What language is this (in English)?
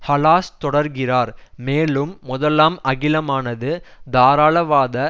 Tamil